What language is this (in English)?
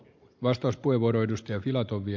Finnish